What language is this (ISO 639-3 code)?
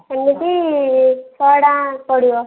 ori